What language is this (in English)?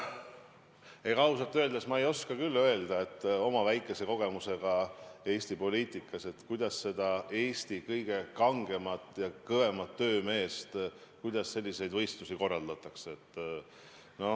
Estonian